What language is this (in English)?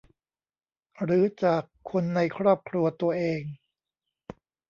Thai